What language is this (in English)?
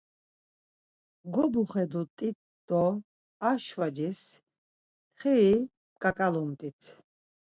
Laz